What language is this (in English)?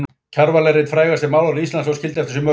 Icelandic